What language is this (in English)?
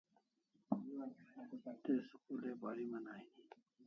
Kalasha